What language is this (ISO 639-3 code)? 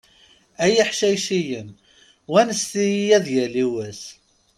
kab